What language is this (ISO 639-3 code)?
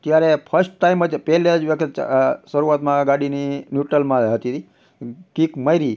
guj